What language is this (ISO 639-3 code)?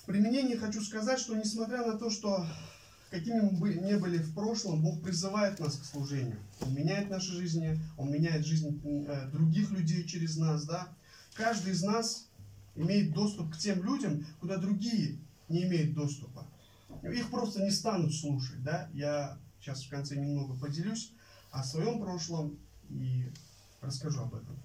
rus